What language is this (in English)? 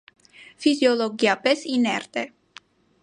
Armenian